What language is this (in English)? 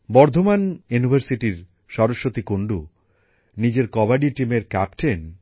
Bangla